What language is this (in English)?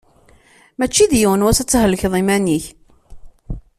Kabyle